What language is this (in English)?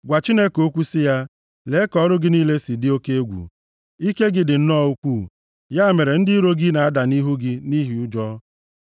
Igbo